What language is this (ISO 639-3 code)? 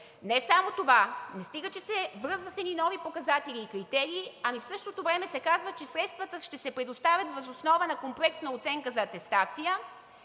bul